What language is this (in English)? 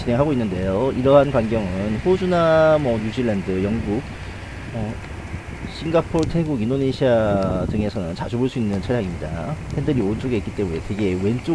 Korean